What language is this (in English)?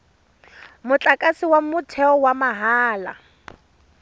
Tswana